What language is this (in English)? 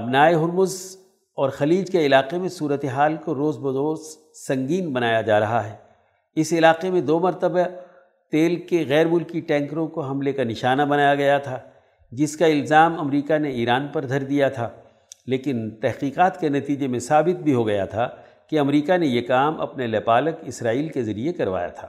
Urdu